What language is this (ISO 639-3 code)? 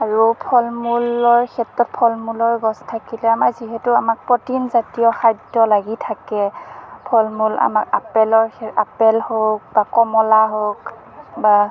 asm